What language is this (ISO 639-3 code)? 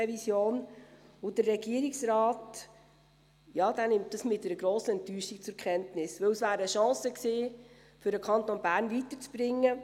gsw